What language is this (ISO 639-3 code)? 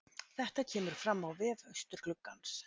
isl